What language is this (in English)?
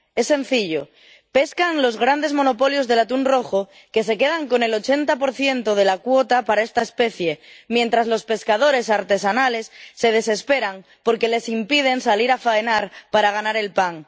Spanish